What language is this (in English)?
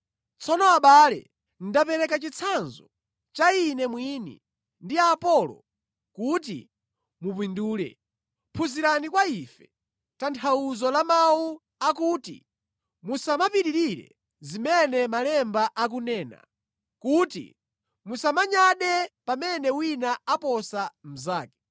Nyanja